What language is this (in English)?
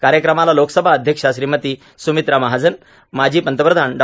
Marathi